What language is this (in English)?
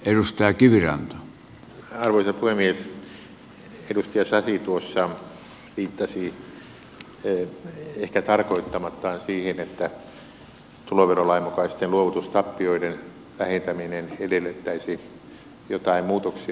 Finnish